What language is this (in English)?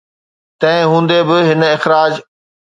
Sindhi